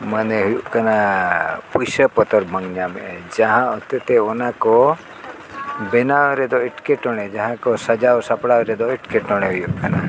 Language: Santali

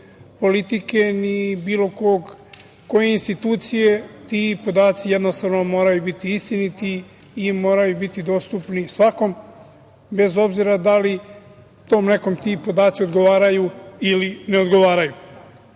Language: Serbian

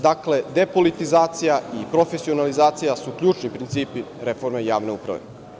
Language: Serbian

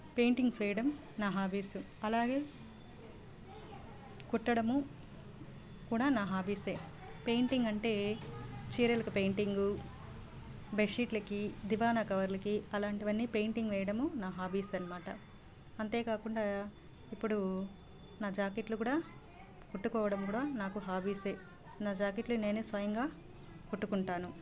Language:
Telugu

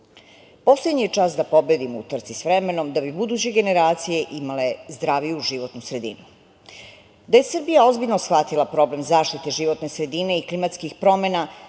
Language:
Serbian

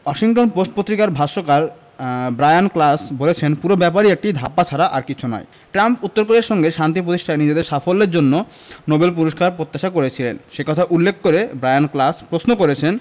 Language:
Bangla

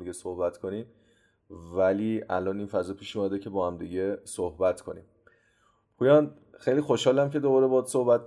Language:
Persian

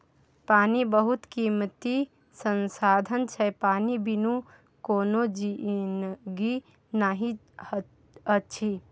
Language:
Maithili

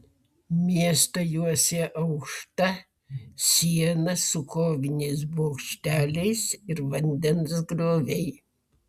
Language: Lithuanian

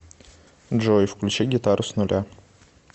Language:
Russian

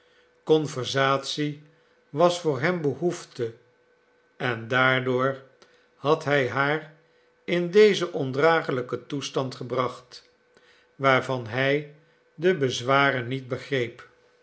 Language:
Dutch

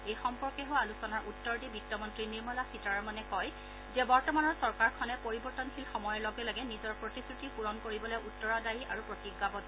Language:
Assamese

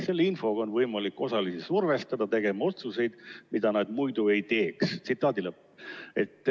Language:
Estonian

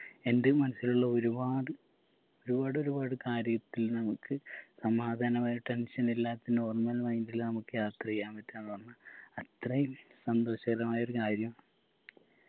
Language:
Malayalam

